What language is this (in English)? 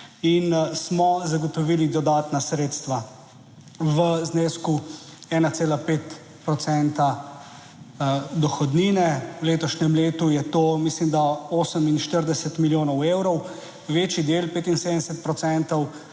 Slovenian